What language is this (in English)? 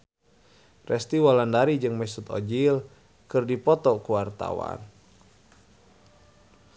Sundanese